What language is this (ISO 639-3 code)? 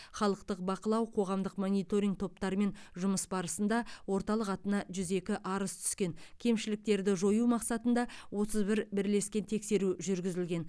kaz